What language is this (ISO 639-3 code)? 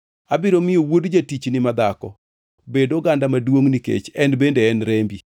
luo